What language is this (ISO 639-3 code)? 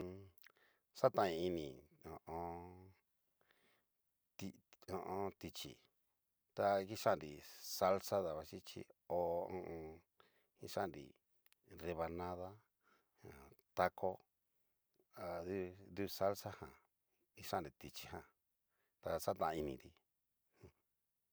miu